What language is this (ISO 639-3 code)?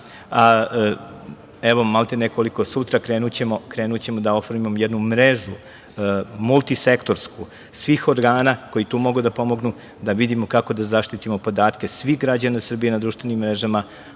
srp